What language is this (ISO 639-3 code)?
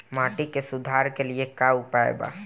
bho